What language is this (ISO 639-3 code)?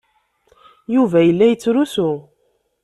kab